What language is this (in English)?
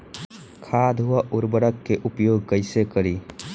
Bhojpuri